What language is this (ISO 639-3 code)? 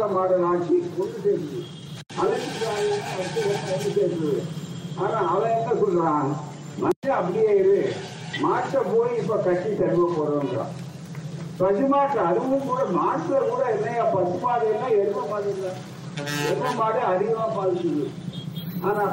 tam